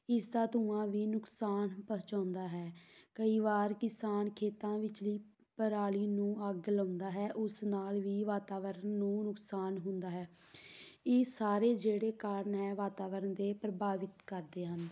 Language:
Punjabi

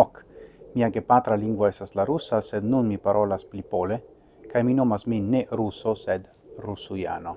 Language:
Italian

